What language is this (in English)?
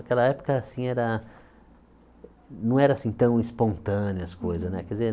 Portuguese